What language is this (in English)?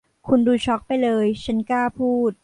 Thai